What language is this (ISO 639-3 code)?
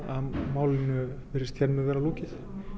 isl